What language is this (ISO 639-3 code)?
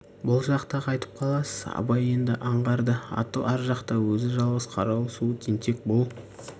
kaz